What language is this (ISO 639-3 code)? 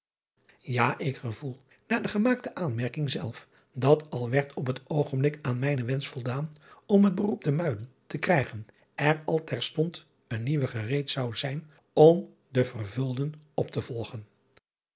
nld